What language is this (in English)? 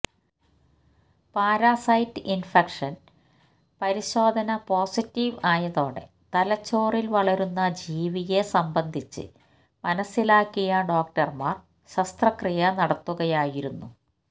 Malayalam